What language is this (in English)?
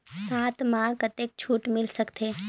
Chhattisgarhi